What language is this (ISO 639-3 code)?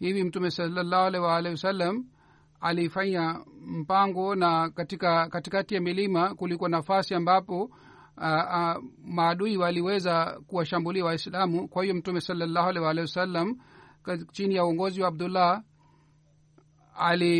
swa